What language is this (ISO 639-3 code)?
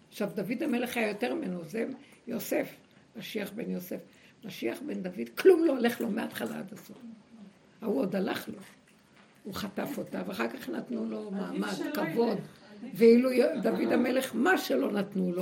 heb